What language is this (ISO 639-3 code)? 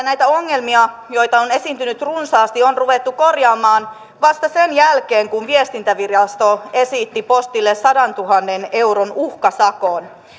fin